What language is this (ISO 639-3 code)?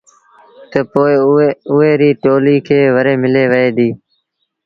sbn